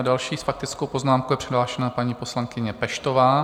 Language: Czech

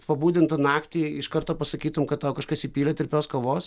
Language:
Lithuanian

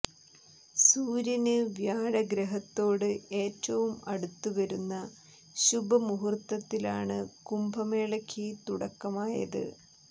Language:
Malayalam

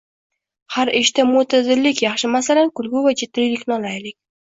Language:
Uzbek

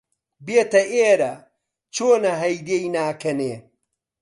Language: Central Kurdish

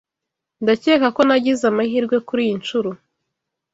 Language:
Kinyarwanda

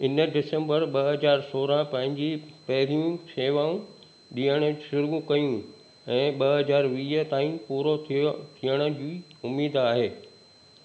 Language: Sindhi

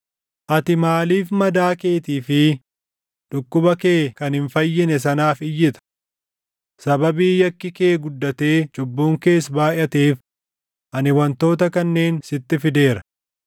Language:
Oromo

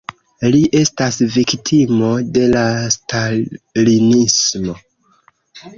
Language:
Esperanto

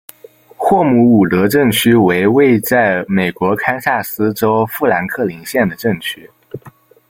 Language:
Chinese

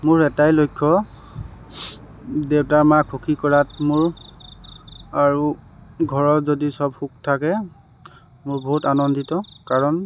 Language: Assamese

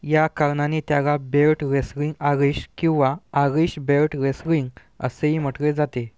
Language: Marathi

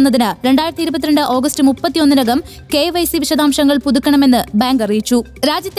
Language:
Malayalam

